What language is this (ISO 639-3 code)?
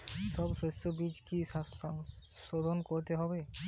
ben